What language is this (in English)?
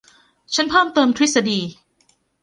Thai